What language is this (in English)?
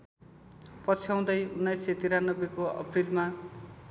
Nepali